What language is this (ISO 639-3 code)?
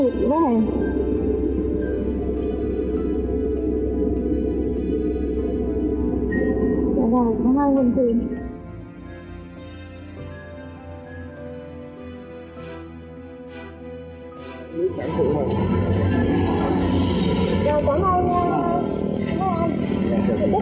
vie